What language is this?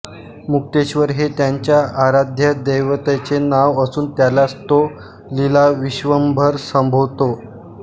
Marathi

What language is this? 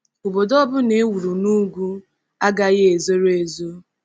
Igbo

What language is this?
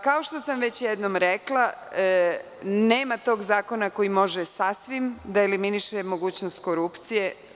Serbian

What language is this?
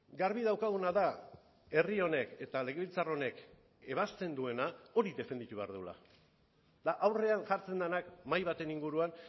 Basque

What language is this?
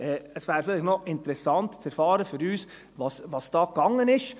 Swiss German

